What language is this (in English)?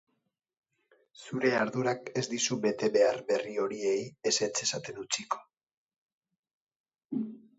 Basque